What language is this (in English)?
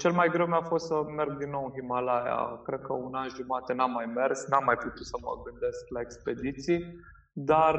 Romanian